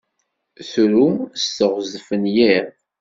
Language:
Kabyle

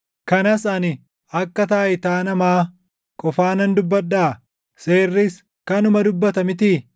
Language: Oromo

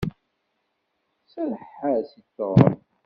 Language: Kabyle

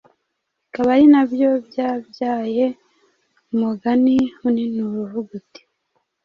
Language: Kinyarwanda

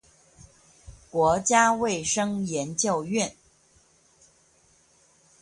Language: Chinese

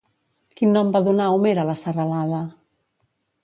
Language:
Catalan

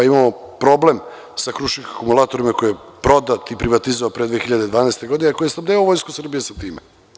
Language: Serbian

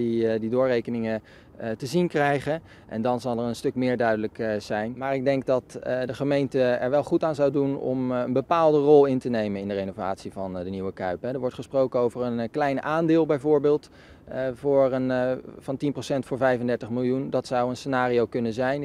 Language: Dutch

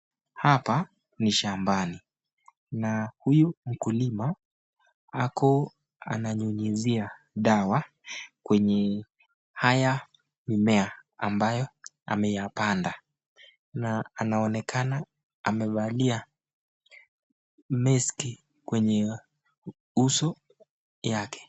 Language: Swahili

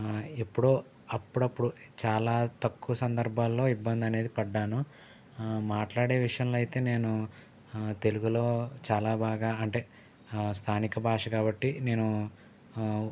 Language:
Telugu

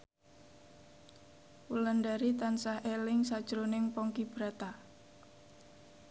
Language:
Javanese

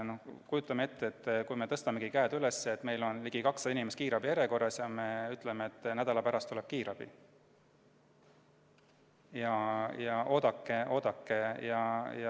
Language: Estonian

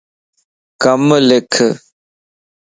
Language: Lasi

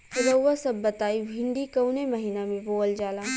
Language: Bhojpuri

